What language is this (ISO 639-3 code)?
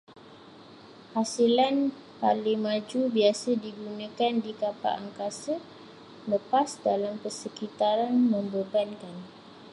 msa